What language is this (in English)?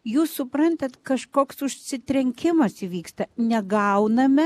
Lithuanian